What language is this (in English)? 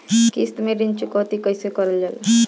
Bhojpuri